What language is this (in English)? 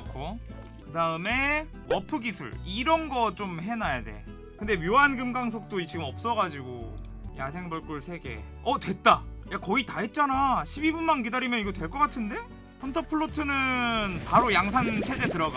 Korean